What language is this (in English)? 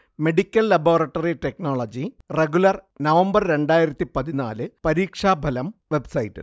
Malayalam